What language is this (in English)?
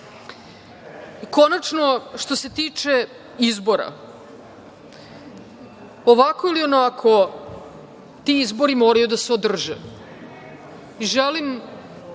Serbian